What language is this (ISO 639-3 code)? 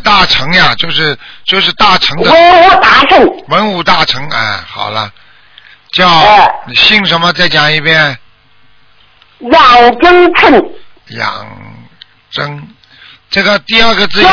zho